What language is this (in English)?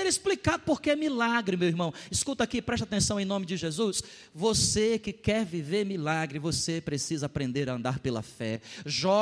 Portuguese